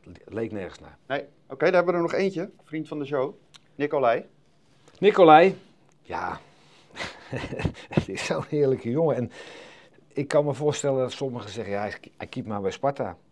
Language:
Dutch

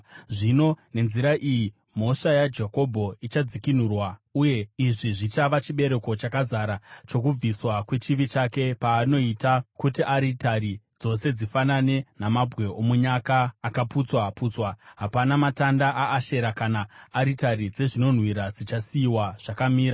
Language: Shona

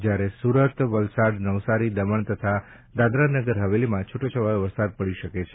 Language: Gujarati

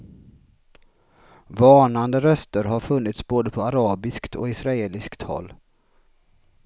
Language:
Swedish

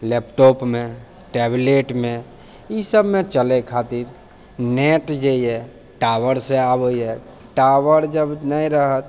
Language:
Maithili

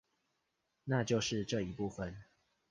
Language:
Chinese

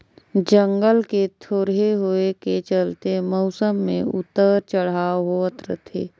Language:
Chhattisgarhi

